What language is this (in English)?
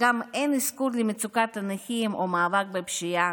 Hebrew